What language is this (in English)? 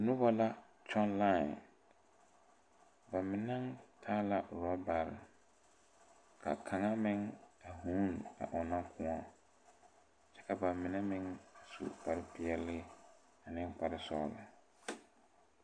Southern Dagaare